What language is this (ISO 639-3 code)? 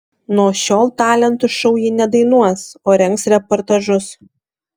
lit